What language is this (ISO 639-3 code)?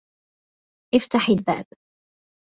ara